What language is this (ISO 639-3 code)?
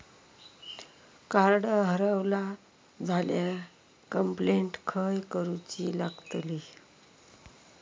mar